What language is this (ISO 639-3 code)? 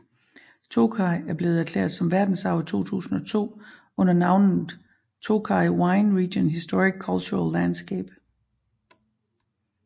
dan